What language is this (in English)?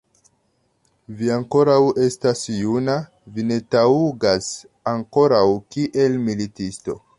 Esperanto